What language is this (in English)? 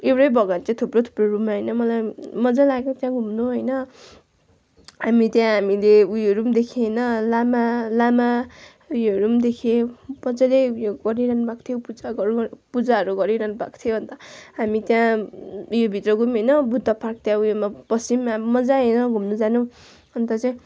Nepali